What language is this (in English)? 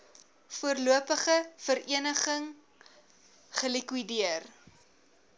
Afrikaans